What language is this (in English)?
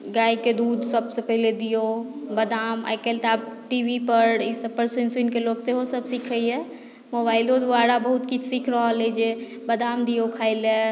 Maithili